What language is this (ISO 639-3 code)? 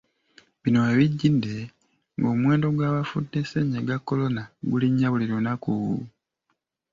lug